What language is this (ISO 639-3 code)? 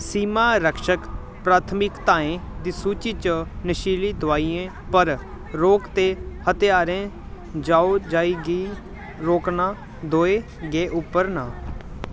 doi